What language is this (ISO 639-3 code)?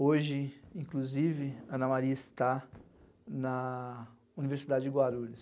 por